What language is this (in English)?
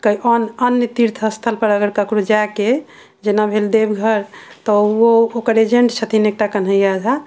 Maithili